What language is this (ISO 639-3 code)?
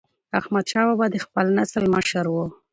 pus